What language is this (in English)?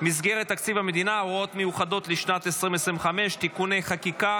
Hebrew